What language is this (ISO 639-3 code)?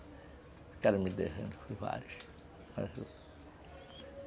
por